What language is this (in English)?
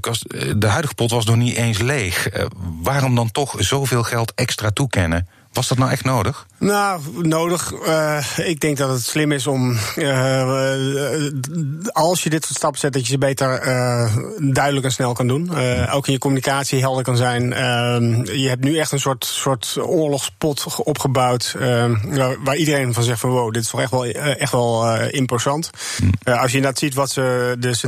Dutch